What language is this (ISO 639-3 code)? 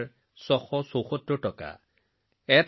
asm